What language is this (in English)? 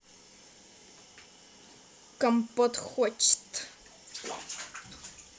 Russian